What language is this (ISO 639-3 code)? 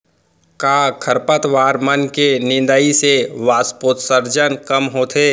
hne